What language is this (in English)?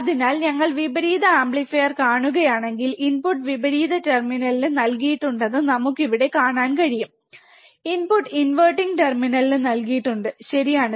Malayalam